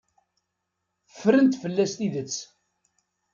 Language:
Kabyle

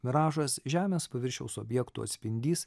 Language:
Lithuanian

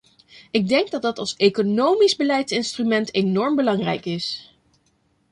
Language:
Dutch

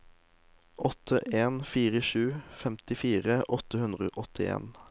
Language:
Norwegian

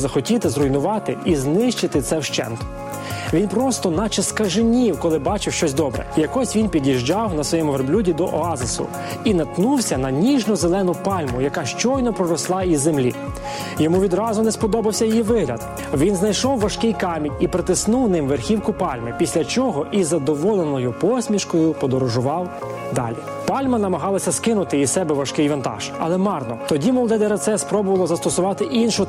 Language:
Ukrainian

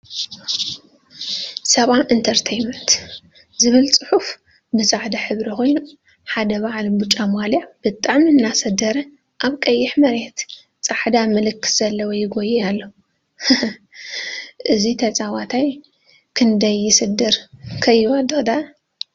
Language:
Tigrinya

